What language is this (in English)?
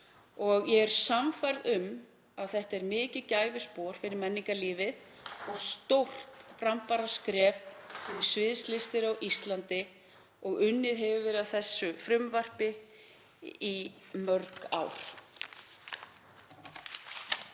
Icelandic